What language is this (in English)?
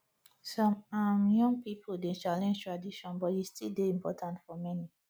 Nigerian Pidgin